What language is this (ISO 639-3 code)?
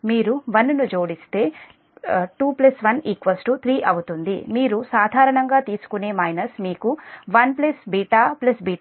tel